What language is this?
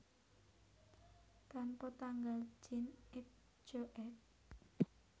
Javanese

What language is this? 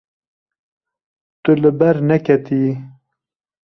Kurdish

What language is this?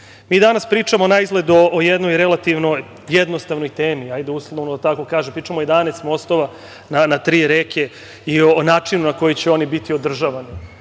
Serbian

